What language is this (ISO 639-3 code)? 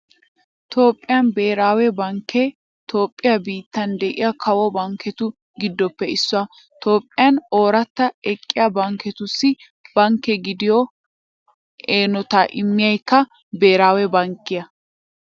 wal